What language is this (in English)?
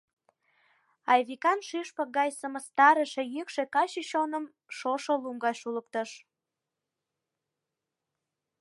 Mari